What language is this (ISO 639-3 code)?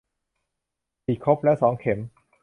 tha